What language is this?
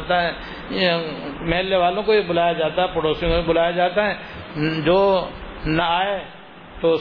Urdu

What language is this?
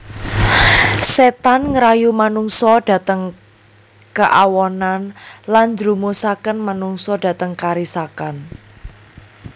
Javanese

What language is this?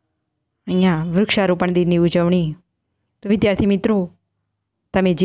Romanian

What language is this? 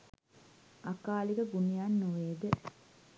Sinhala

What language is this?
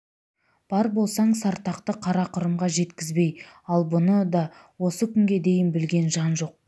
Kazakh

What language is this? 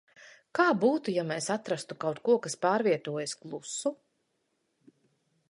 Latvian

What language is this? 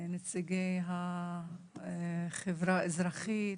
Hebrew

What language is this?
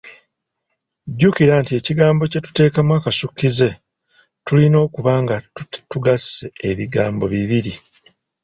Ganda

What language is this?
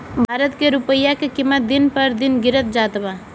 Bhojpuri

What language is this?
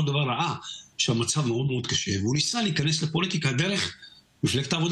Hebrew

